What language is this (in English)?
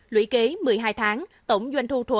Vietnamese